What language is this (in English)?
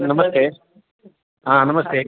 Sanskrit